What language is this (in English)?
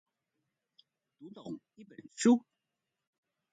Chinese